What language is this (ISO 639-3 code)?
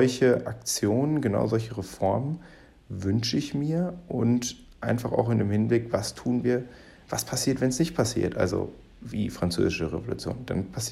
deu